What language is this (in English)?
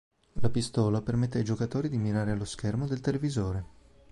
Italian